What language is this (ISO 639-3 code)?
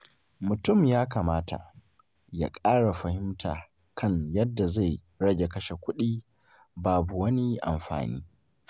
hau